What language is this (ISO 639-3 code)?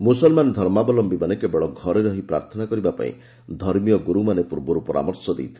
ori